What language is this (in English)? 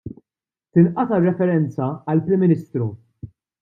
Maltese